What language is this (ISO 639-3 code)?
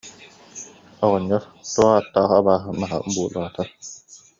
sah